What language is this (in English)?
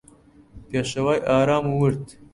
Central Kurdish